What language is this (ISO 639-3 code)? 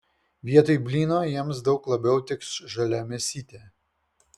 lit